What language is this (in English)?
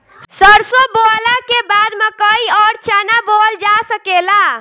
Bhojpuri